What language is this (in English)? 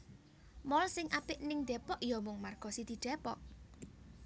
Javanese